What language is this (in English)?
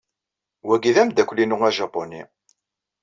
Kabyle